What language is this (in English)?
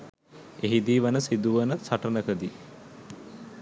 Sinhala